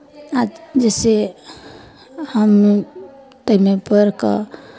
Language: Maithili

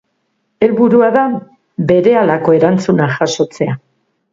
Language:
Basque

